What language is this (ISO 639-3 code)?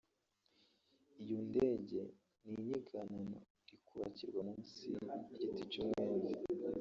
kin